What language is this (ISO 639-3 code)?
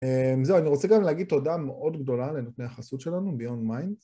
heb